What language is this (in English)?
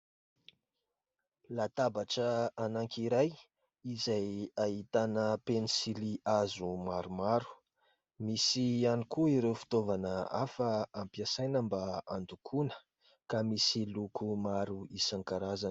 Malagasy